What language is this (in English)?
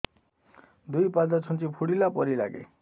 Odia